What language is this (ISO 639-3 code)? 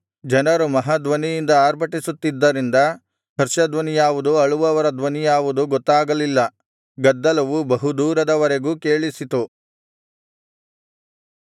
kan